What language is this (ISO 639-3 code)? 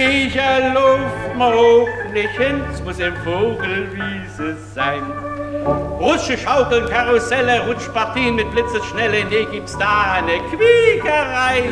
deu